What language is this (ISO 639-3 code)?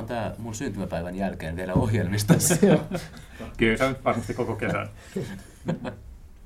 fin